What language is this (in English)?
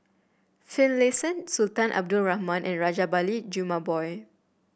English